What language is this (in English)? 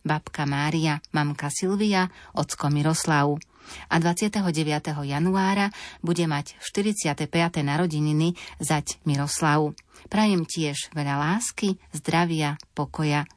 Slovak